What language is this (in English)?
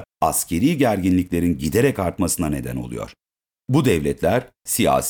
Turkish